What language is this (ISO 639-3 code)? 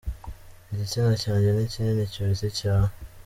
kin